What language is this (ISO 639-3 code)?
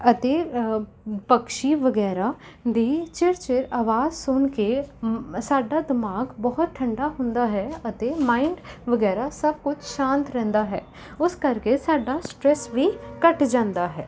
pan